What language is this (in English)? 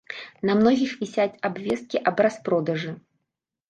Belarusian